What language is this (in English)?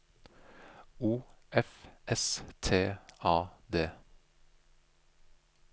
Norwegian